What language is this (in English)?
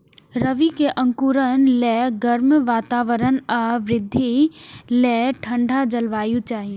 Maithili